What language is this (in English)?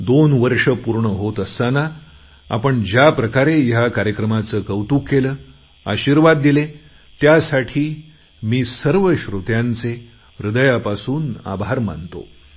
Marathi